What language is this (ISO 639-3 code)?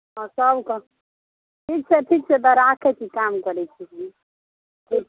mai